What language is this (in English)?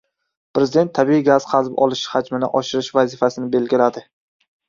Uzbek